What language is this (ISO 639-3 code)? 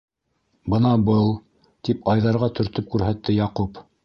bak